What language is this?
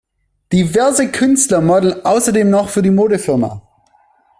German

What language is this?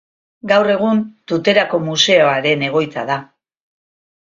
Basque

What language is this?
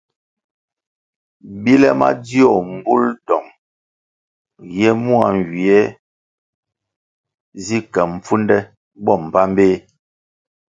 Kwasio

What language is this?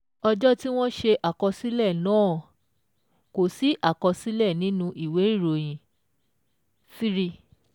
Yoruba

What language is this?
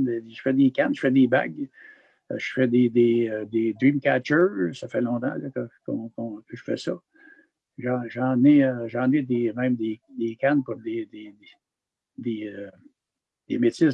French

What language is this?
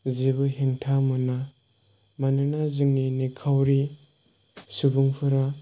Bodo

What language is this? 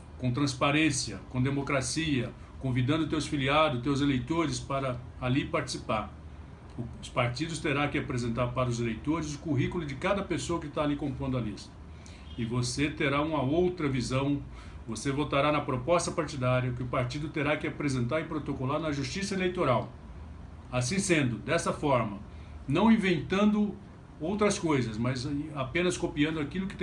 Portuguese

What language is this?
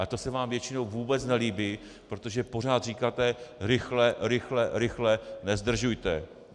Czech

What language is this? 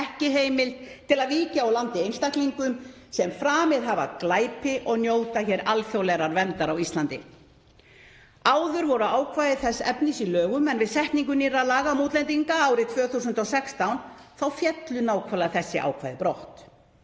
Icelandic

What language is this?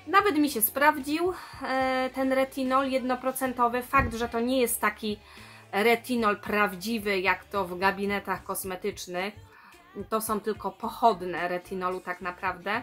Polish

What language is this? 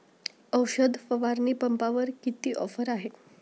Marathi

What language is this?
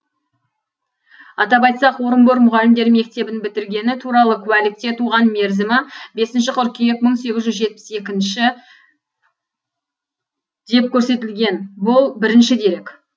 Kazakh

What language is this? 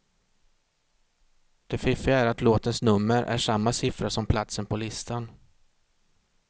Swedish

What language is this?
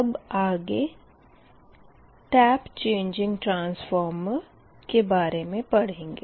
Hindi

